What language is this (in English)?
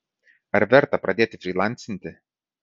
Lithuanian